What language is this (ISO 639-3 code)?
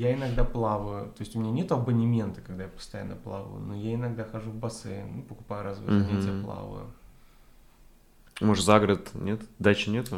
rus